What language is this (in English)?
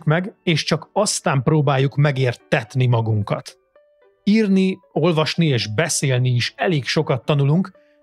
Hungarian